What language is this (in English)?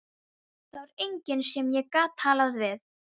Icelandic